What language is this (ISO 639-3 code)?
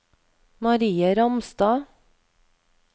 nor